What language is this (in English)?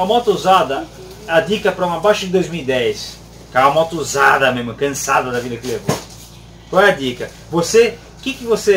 Portuguese